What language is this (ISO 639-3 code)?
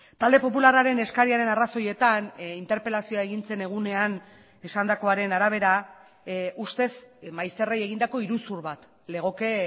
eus